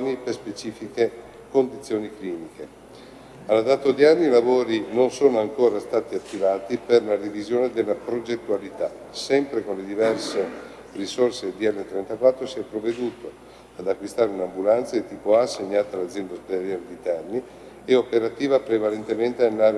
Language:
Italian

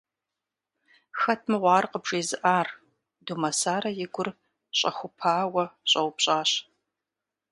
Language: Kabardian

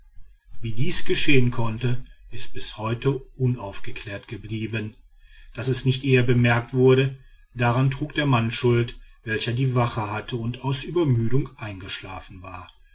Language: German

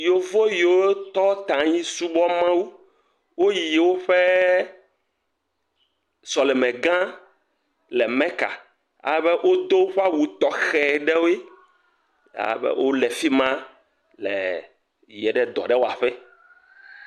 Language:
Ewe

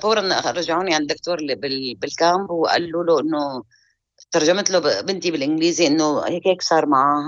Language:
Arabic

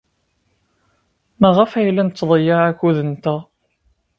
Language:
Kabyle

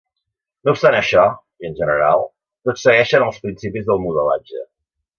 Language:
Catalan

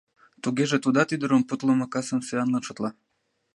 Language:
Mari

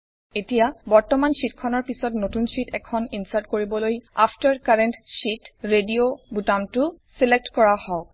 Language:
Assamese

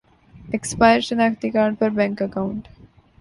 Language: Urdu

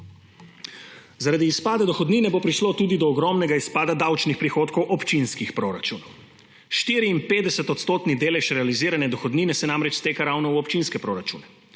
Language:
Slovenian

